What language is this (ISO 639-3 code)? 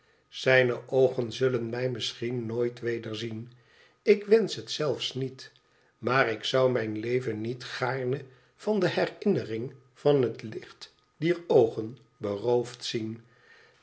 nld